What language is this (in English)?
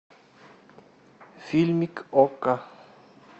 Russian